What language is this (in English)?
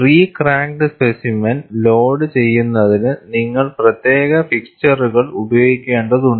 Malayalam